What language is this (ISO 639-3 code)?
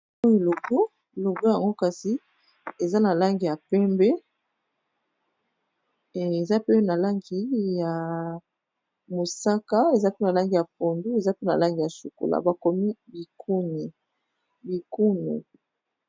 lin